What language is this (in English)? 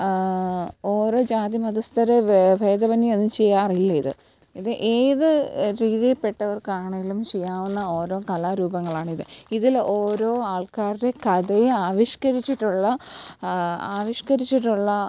Malayalam